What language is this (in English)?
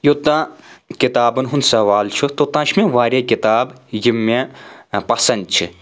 Kashmiri